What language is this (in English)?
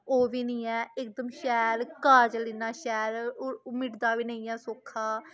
Dogri